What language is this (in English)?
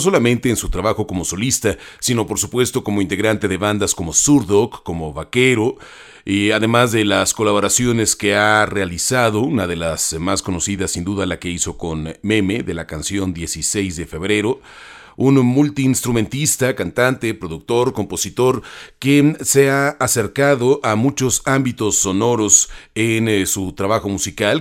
Spanish